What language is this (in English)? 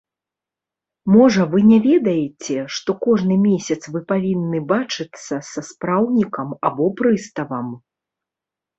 Belarusian